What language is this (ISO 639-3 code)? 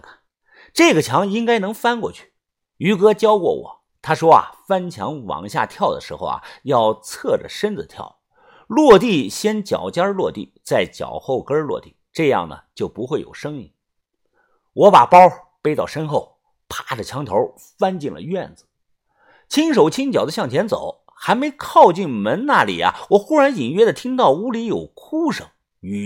zho